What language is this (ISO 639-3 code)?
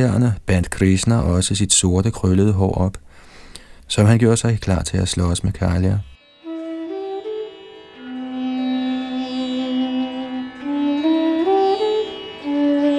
dan